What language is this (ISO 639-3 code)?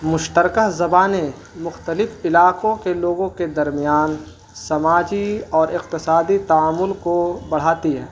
urd